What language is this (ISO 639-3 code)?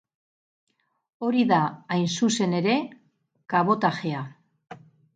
eus